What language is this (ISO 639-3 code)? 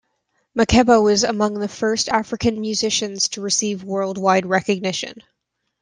eng